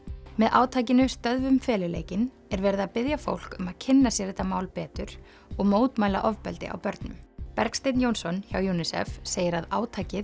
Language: Icelandic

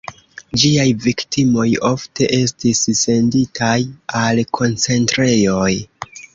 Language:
Esperanto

